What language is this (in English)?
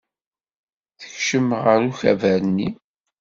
Kabyle